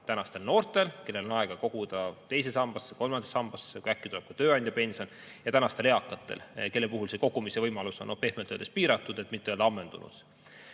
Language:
Estonian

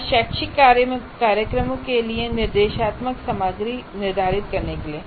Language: Hindi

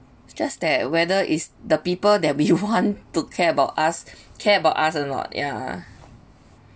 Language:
English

